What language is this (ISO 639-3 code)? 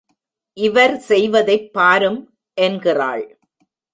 tam